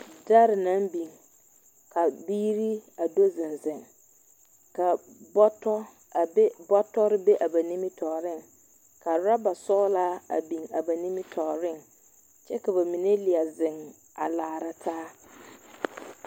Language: Southern Dagaare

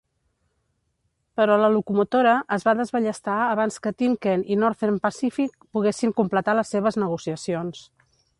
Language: Catalan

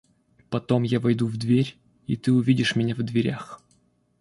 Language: Russian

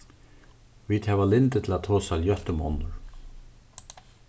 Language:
Faroese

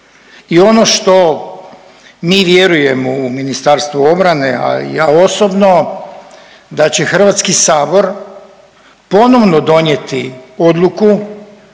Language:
Croatian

